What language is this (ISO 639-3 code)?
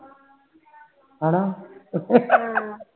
pan